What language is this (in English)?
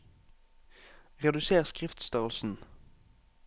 Norwegian